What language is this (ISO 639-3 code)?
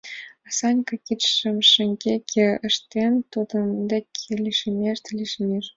chm